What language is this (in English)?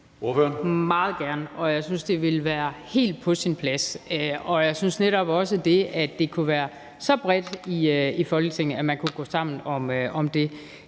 Danish